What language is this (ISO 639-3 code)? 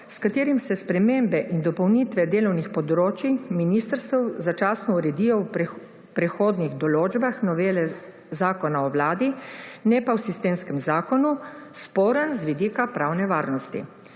slv